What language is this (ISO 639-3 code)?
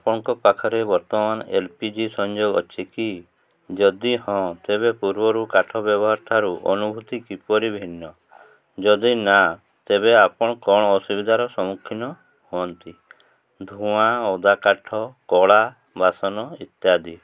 ori